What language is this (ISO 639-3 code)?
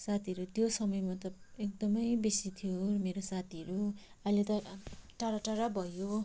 nep